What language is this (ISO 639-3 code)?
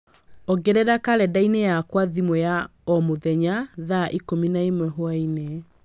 kik